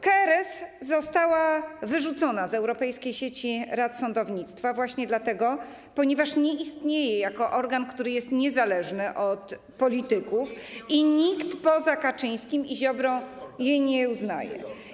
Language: Polish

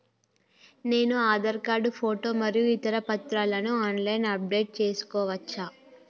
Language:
Telugu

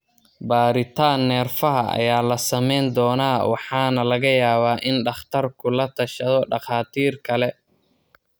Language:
Somali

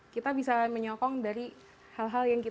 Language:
Indonesian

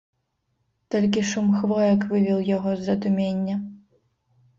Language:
Belarusian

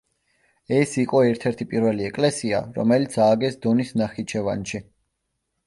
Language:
Georgian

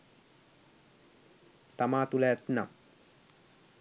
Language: Sinhala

